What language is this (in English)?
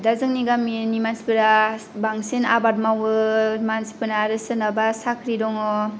Bodo